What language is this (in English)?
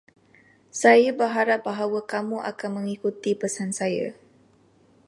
Malay